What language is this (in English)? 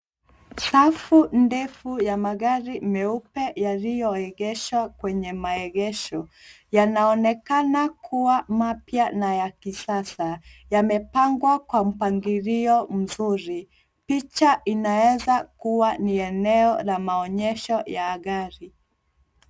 Swahili